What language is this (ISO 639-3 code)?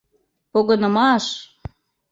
chm